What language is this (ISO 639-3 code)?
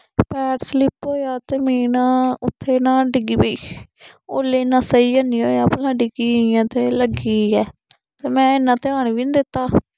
doi